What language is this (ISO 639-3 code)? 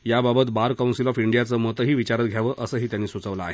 mar